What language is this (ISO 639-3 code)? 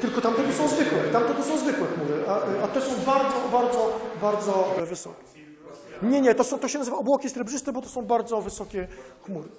pol